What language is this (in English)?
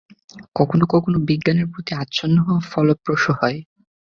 Bangla